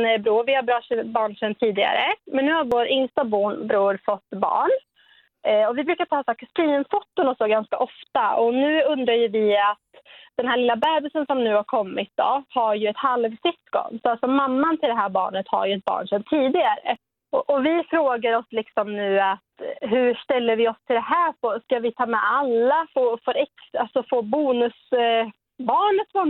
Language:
Swedish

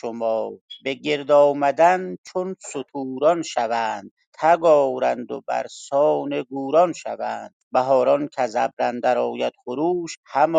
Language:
Persian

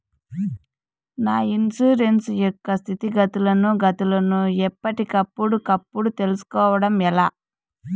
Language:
Telugu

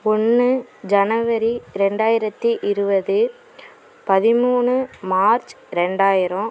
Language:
Tamil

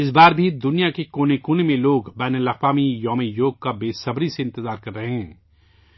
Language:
Urdu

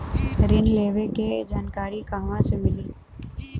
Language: Bhojpuri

